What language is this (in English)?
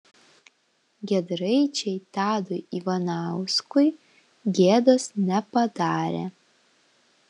Lithuanian